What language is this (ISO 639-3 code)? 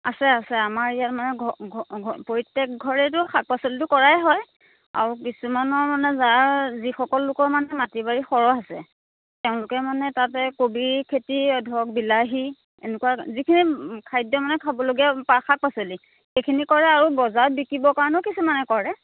asm